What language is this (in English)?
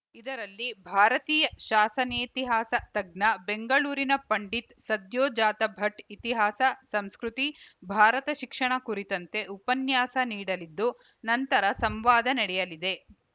Kannada